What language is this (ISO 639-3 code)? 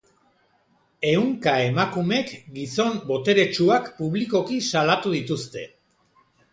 eus